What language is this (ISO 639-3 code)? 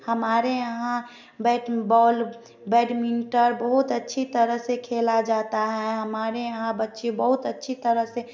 hin